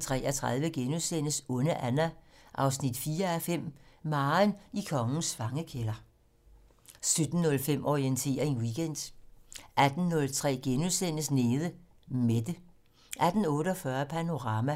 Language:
Danish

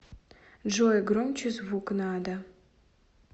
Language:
Russian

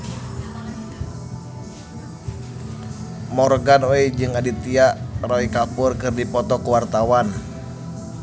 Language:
Sundanese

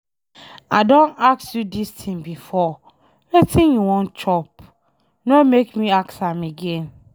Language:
Nigerian Pidgin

